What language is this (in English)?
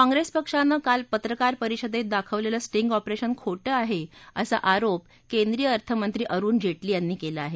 Marathi